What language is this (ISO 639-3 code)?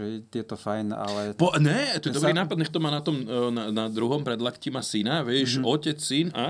slk